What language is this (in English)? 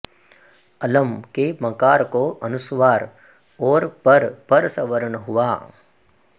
Sanskrit